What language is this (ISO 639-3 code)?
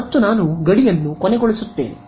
kan